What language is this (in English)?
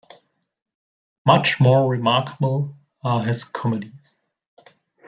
English